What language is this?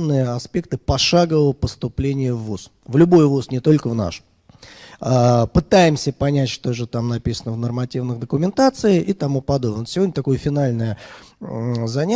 Russian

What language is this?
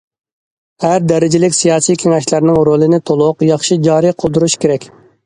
Uyghur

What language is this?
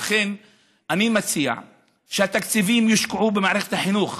Hebrew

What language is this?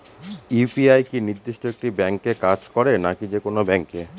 Bangla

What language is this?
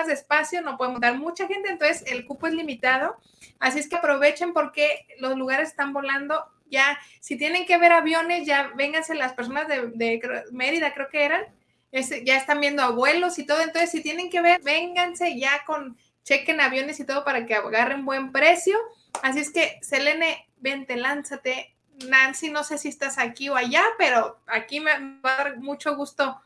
Spanish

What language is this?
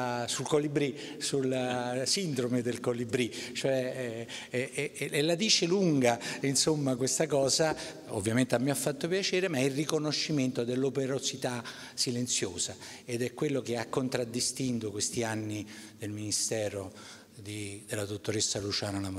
Italian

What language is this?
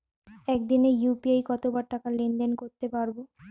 Bangla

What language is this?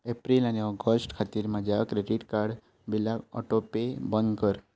Konkani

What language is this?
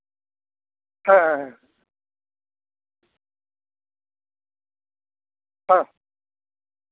Santali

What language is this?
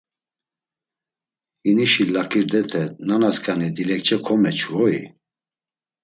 Laz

